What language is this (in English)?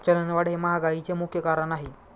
Marathi